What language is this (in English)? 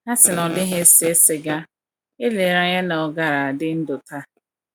Igbo